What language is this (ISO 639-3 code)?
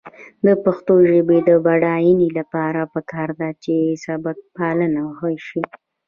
pus